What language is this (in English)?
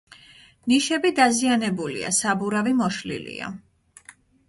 Georgian